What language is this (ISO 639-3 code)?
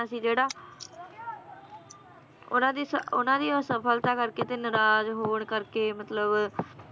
pan